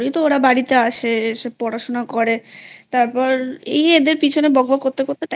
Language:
Bangla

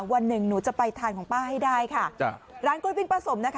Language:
Thai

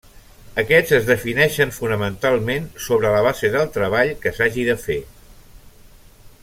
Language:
Catalan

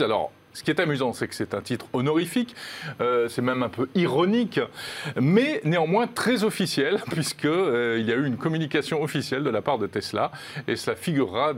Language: French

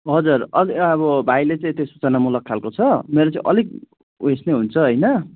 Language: Nepali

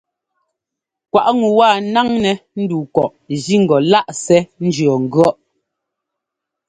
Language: Ngomba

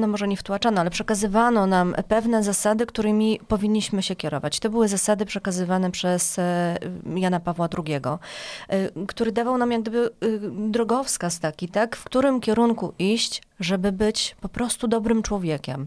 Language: Polish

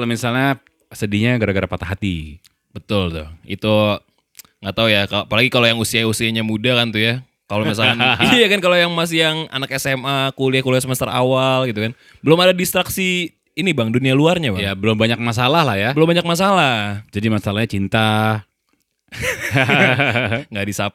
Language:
Indonesian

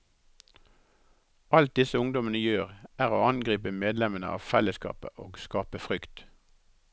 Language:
Norwegian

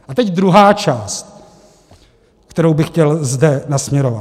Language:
Czech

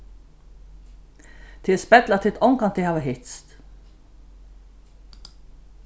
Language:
Faroese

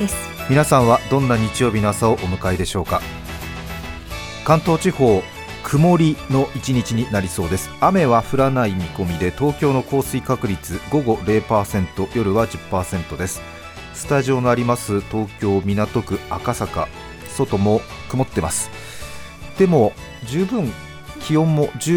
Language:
Japanese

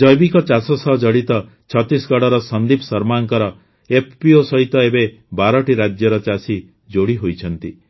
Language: Odia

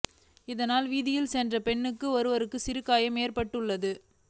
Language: Tamil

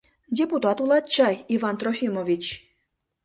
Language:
Mari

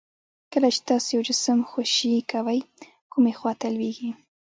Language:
Pashto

